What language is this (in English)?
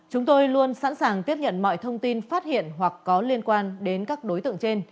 Vietnamese